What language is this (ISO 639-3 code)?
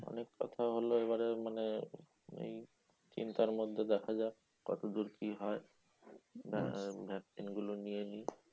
ben